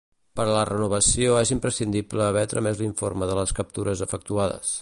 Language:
Catalan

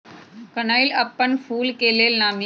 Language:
Magahi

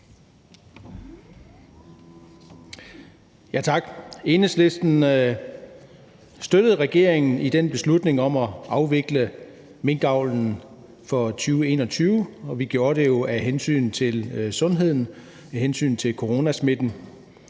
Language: Danish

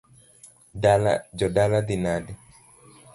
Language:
Luo (Kenya and Tanzania)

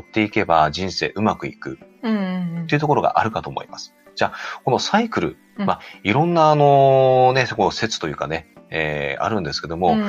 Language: Japanese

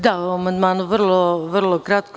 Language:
Serbian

